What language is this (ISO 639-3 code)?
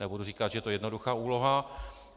ces